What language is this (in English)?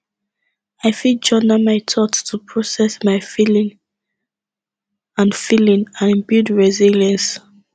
Nigerian Pidgin